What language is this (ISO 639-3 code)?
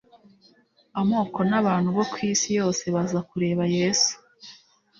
kin